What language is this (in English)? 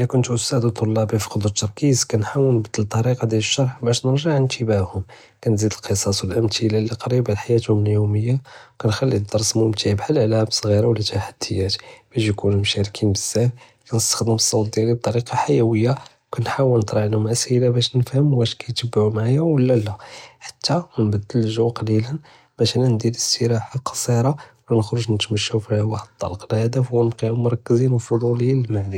Judeo-Arabic